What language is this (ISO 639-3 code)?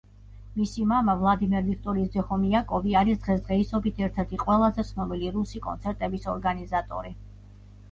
kat